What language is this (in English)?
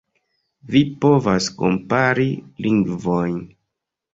Esperanto